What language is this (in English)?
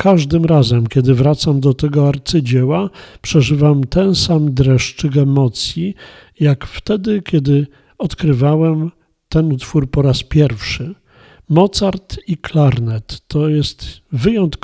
Polish